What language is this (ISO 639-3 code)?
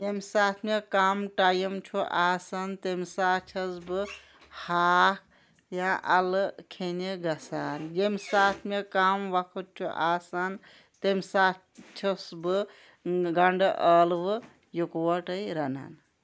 kas